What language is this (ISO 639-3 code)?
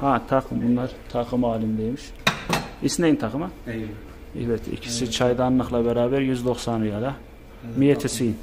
tur